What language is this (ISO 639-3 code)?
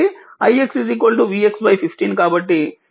tel